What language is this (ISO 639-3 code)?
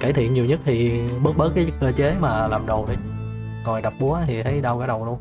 vie